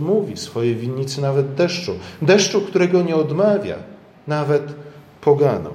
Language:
Polish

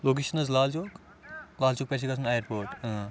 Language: Kashmiri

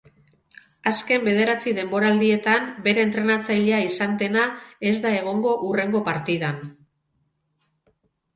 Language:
Basque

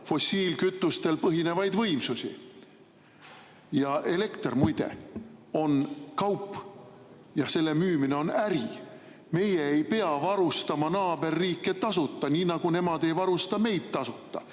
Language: Estonian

